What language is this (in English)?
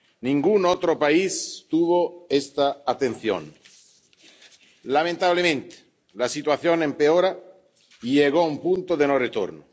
Spanish